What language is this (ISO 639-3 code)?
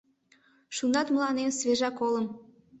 chm